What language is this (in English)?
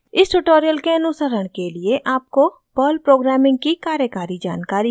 Hindi